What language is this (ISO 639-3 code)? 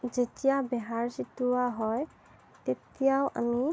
asm